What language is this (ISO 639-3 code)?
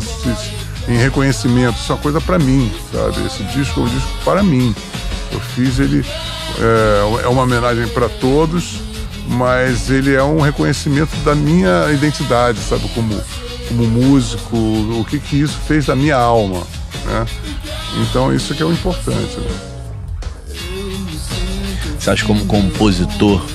por